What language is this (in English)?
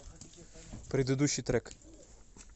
Russian